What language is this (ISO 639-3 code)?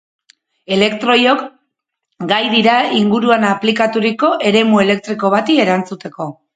eus